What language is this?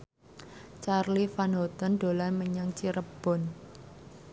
Javanese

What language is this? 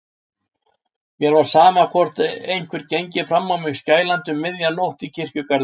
Icelandic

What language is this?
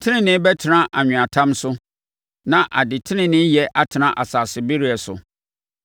Akan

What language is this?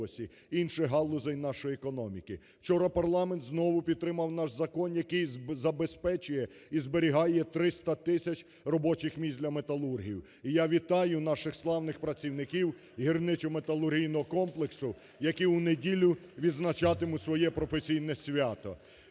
Ukrainian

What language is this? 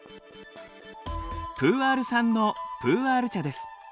Japanese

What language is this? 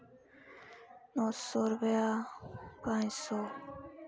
Dogri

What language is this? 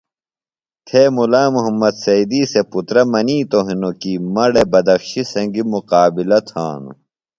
Phalura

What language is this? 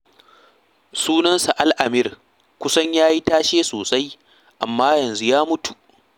Hausa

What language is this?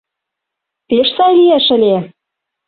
Mari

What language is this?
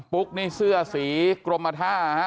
Thai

